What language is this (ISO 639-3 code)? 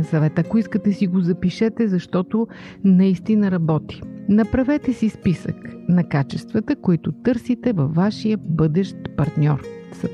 bul